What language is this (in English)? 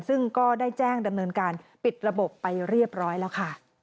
Thai